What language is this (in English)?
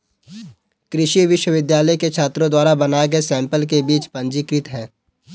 Hindi